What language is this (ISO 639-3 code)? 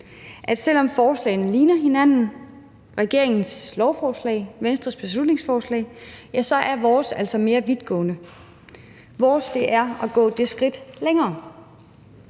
dan